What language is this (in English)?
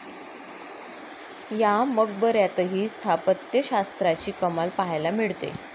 Marathi